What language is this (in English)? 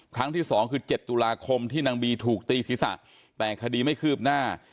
Thai